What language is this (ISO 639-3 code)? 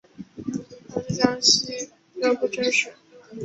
zho